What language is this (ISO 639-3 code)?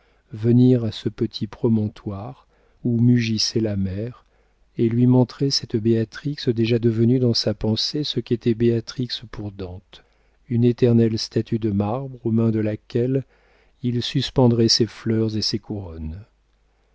fra